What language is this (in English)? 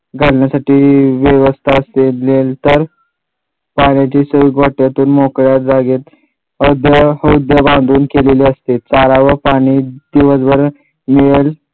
Marathi